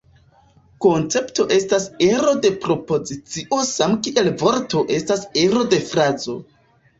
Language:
Esperanto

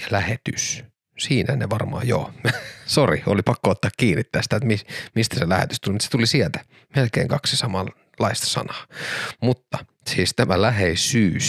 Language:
Finnish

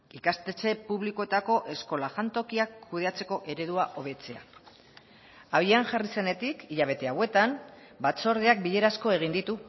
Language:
Basque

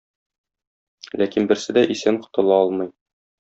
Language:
Tatar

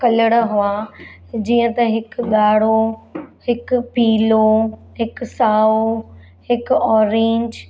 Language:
Sindhi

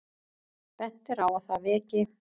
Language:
Icelandic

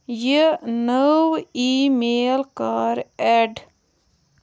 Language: Kashmiri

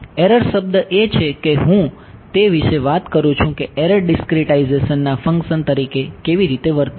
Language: Gujarati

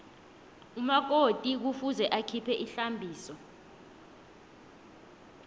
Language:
South Ndebele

